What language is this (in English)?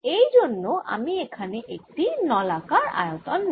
Bangla